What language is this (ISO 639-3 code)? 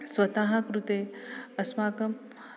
san